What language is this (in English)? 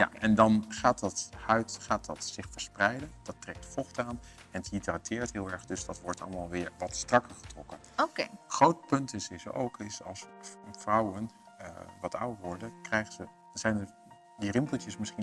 Dutch